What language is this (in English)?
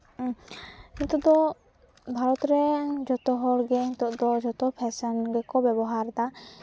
Santali